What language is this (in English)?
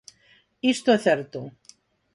Galician